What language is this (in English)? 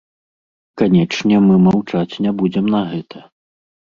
Belarusian